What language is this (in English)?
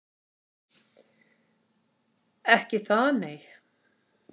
Icelandic